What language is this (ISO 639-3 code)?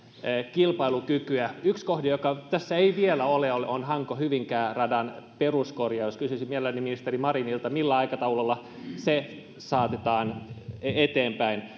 fin